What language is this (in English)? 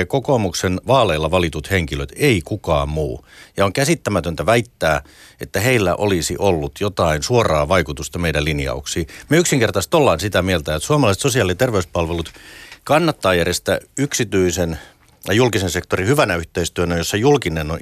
Finnish